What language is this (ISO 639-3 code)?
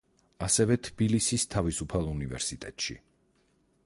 kat